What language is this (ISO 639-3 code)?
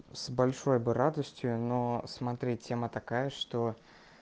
rus